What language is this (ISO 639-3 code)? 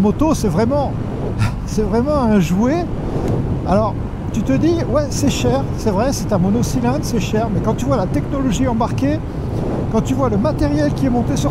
fra